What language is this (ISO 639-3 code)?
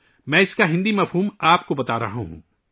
urd